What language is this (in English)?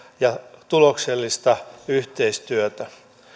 Finnish